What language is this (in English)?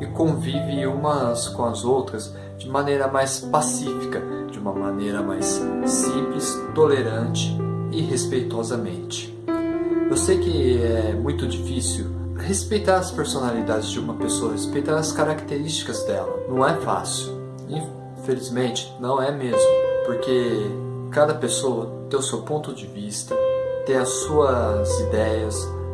Portuguese